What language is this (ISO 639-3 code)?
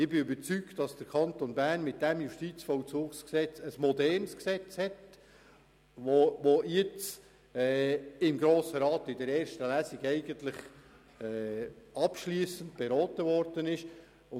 gsw